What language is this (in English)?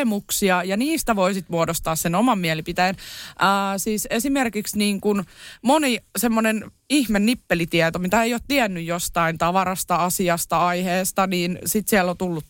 Finnish